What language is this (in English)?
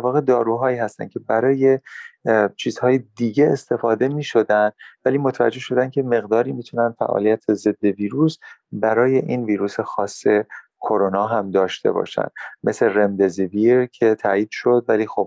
Persian